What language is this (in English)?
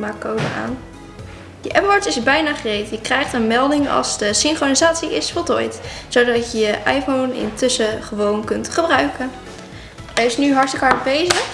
Dutch